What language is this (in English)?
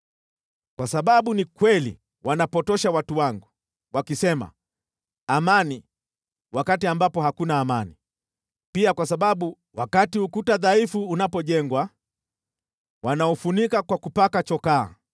Swahili